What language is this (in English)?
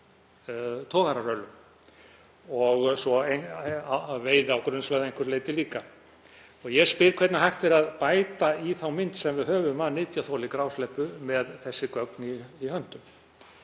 Icelandic